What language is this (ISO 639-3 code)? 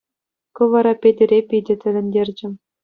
chv